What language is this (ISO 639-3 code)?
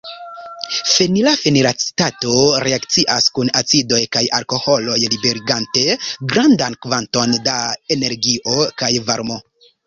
epo